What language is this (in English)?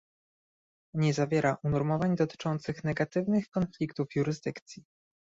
Polish